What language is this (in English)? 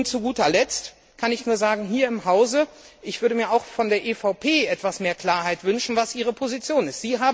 German